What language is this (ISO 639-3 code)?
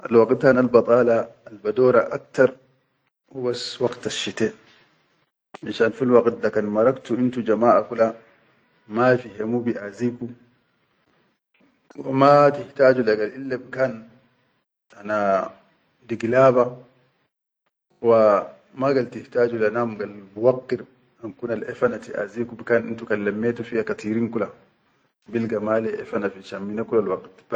shu